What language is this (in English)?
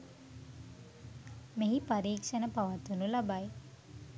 Sinhala